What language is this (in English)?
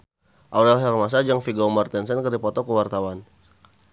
Sundanese